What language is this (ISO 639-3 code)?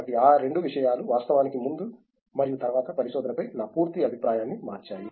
tel